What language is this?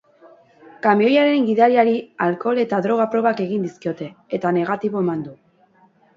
Basque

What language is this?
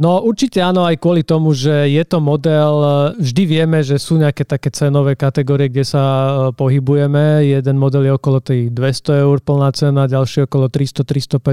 Slovak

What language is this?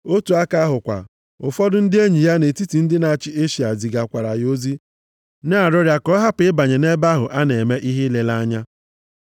Igbo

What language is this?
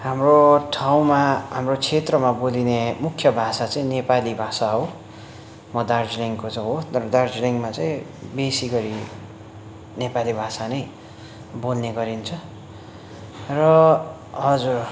Nepali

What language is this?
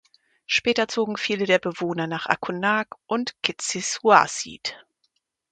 German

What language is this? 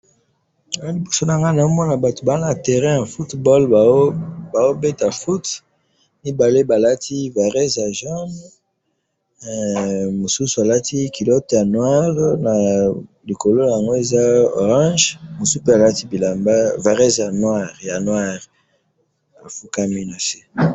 Lingala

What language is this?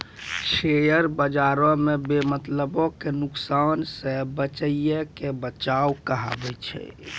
Maithili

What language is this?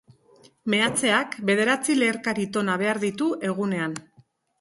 Basque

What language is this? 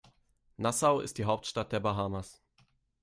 German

